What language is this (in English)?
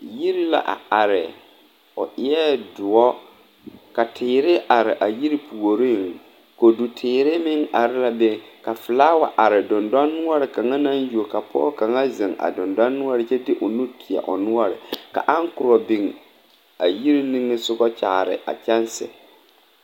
Southern Dagaare